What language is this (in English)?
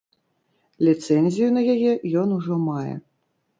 Belarusian